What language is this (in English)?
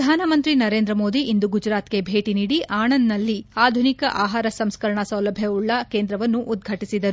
Kannada